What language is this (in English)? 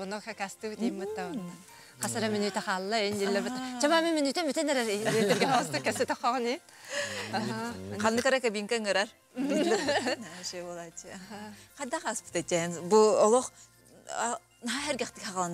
Turkish